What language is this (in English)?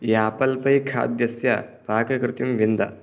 Sanskrit